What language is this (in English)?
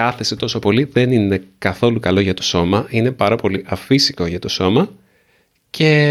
Greek